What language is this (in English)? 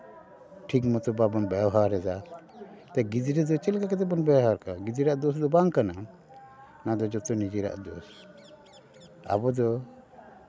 Santali